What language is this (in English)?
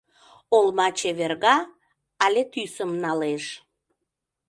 Mari